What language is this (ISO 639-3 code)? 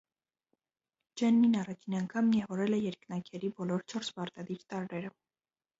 hye